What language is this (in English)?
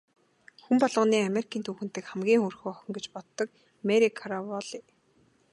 Mongolian